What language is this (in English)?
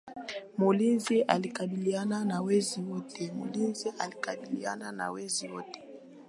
Swahili